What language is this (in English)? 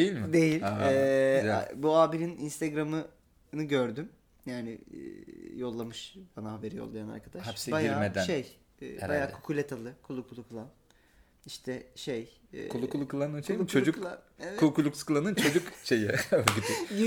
Turkish